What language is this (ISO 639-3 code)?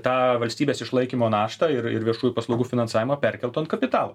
lit